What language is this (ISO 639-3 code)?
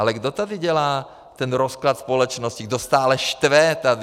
ces